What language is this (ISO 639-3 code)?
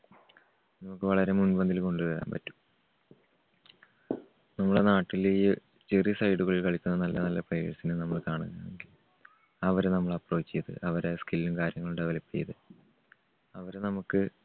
mal